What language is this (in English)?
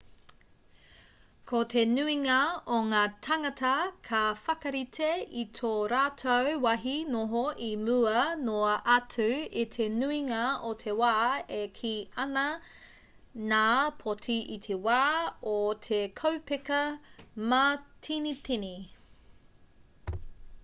Māori